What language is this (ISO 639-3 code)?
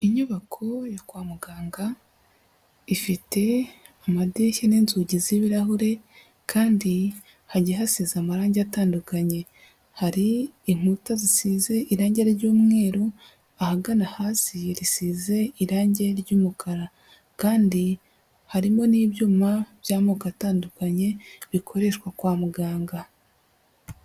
kin